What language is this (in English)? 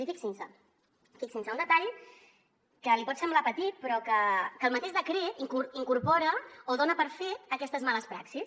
Catalan